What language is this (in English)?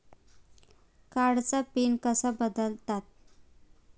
Marathi